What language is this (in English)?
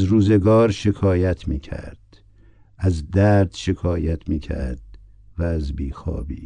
Persian